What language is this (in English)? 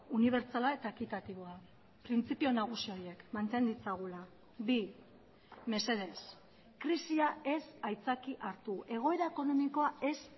Basque